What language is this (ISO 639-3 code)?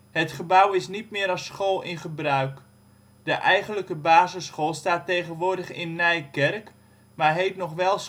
nld